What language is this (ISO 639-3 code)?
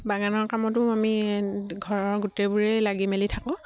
asm